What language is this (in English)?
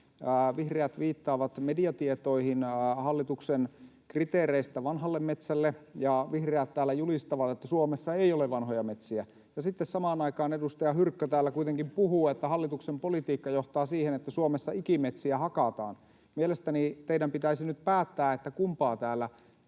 Finnish